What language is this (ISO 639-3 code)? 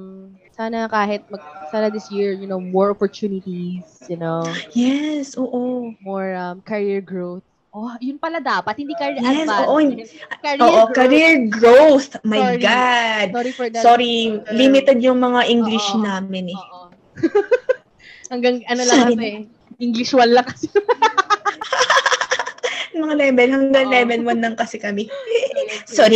fil